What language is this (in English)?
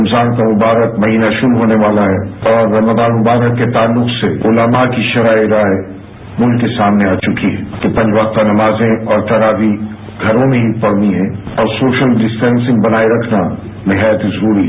Hindi